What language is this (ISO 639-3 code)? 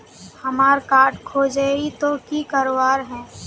mag